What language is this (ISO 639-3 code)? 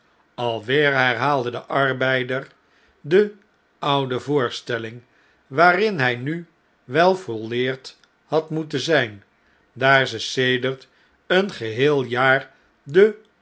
nld